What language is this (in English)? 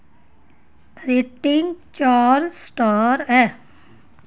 Dogri